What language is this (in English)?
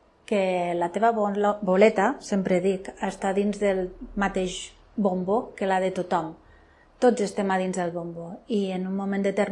Catalan